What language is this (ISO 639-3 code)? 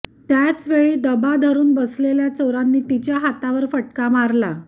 mar